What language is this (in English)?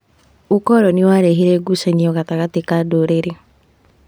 Kikuyu